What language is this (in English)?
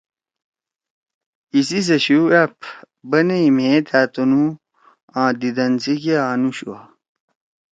Torwali